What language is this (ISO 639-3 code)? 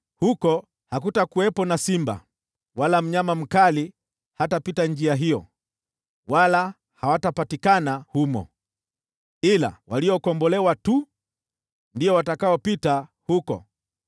swa